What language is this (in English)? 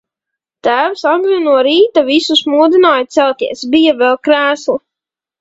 Latvian